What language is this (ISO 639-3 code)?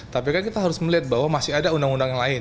ind